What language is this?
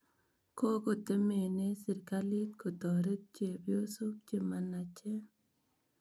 Kalenjin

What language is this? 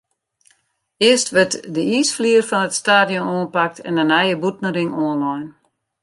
Western Frisian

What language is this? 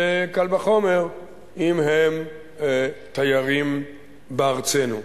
Hebrew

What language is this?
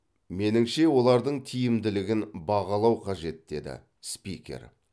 Kazakh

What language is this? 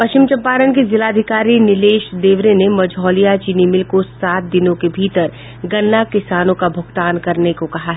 Hindi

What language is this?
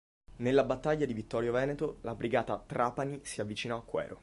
Italian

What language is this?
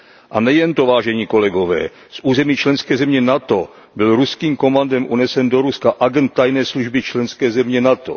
Czech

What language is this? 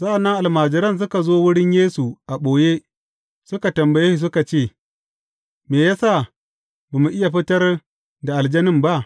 Hausa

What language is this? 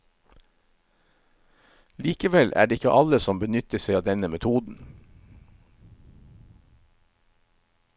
Norwegian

